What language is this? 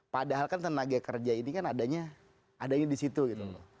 Indonesian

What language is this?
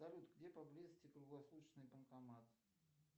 Russian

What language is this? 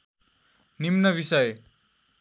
Nepali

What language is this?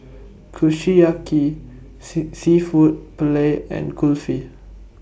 English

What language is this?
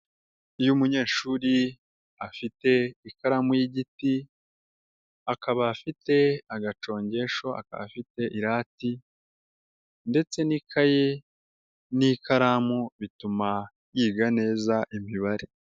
Kinyarwanda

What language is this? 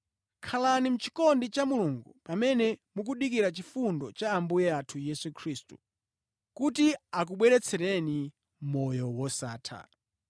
Nyanja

